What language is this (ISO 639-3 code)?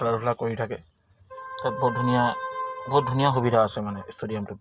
asm